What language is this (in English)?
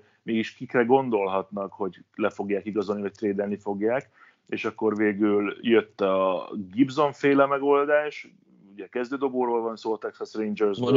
Hungarian